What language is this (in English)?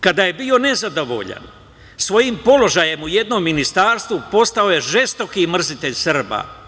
Serbian